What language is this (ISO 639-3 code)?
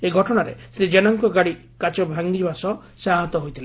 ori